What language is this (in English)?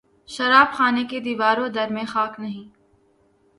Urdu